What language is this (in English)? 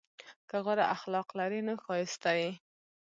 Pashto